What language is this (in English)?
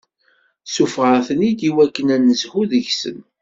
Kabyle